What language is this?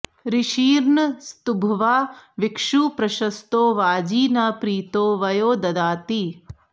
Sanskrit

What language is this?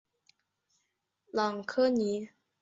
Chinese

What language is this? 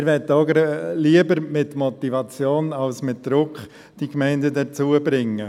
Swiss German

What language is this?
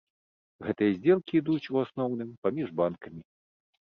Belarusian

